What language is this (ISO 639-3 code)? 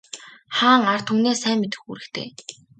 mon